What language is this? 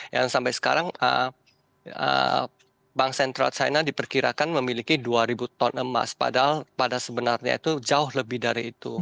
Indonesian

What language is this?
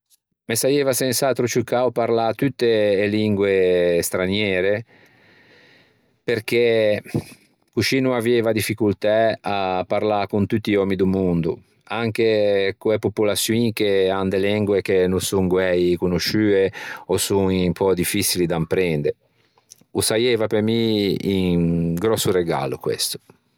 Ligurian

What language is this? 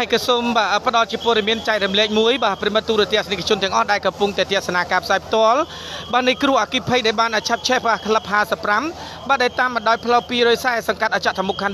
Thai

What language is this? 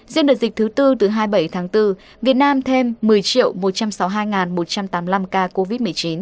Vietnamese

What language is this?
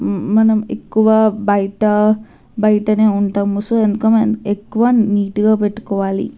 Telugu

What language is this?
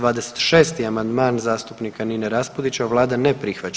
Croatian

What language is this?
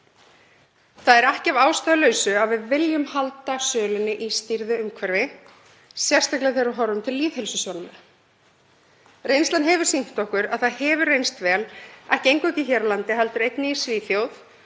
Icelandic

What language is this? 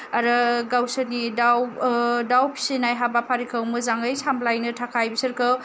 Bodo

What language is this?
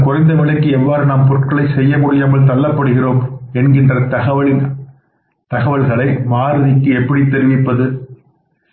Tamil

